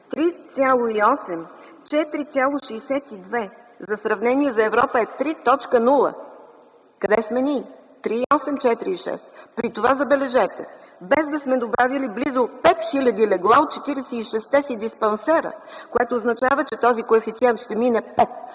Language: Bulgarian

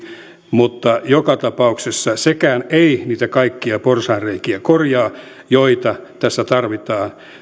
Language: Finnish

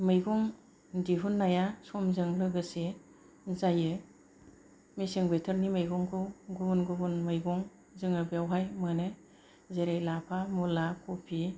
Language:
Bodo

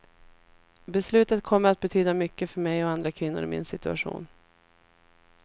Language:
Swedish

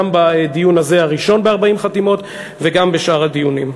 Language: Hebrew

